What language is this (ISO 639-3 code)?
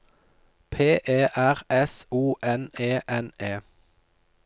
nor